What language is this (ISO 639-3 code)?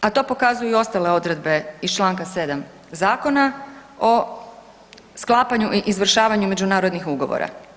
hrv